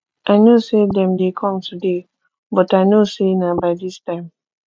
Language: Nigerian Pidgin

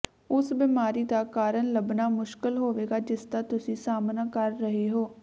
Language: Punjabi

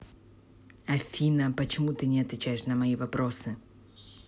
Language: Russian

